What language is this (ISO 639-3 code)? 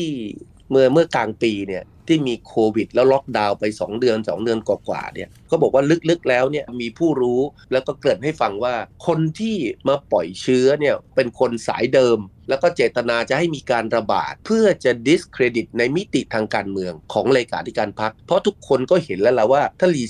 tha